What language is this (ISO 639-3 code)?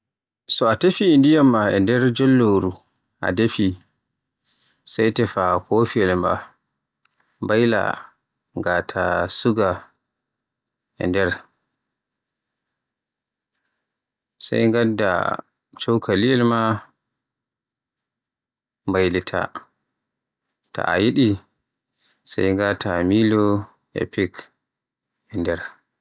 fue